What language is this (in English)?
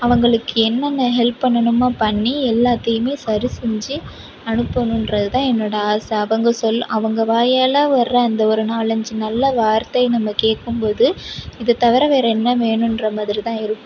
Tamil